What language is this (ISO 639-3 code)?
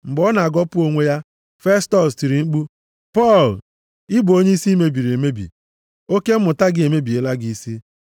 ibo